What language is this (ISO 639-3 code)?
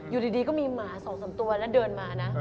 tha